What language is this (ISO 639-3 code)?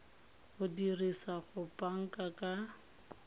tsn